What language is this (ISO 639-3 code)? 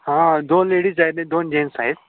mar